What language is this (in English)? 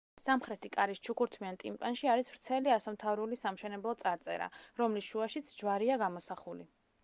Georgian